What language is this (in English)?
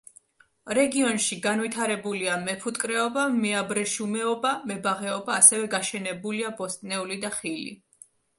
Georgian